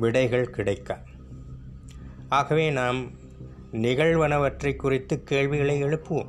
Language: Tamil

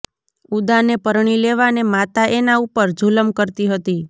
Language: Gujarati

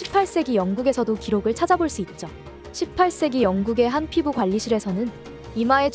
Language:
Korean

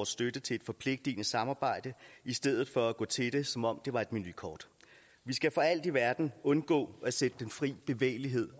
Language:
Danish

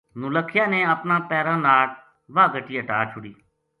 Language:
Gujari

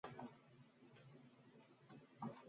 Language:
Mongolian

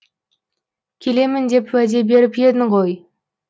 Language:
Kazakh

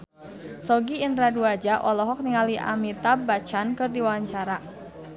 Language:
Sundanese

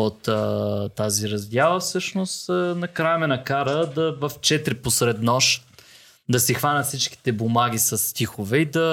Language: Bulgarian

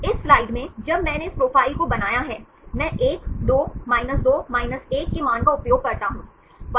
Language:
Hindi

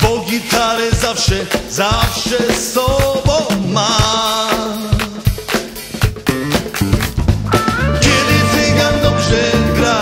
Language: Polish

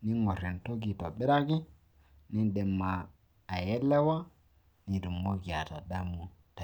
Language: Masai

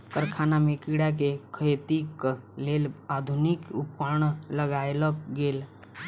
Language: Maithili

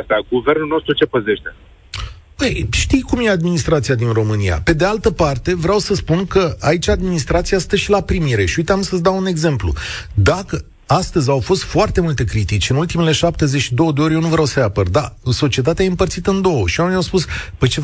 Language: Romanian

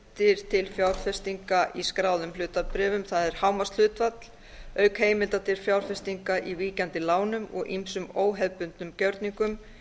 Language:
Icelandic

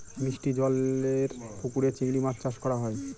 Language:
Bangla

